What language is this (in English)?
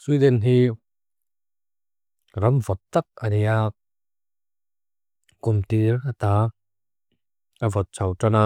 Mizo